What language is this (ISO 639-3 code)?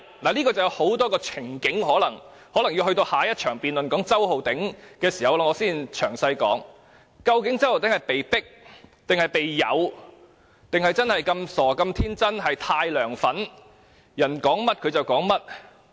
yue